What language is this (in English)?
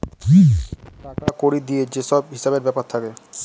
Bangla